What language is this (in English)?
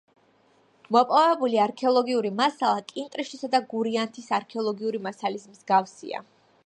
Georgian